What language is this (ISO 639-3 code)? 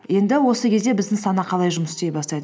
kaz